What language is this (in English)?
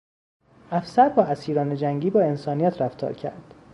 Persian